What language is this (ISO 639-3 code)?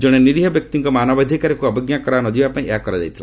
ori